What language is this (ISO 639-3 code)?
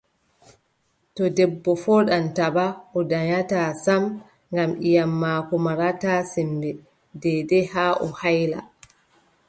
fub